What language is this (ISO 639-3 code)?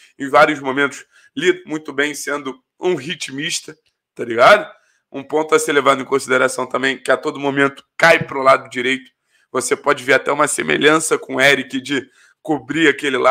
por